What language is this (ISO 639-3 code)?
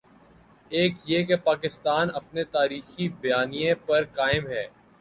urd